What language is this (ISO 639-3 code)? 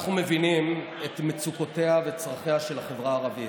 heb